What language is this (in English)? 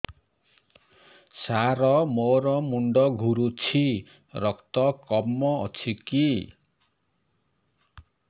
Odia